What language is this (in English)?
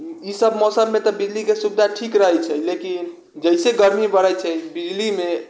Maithili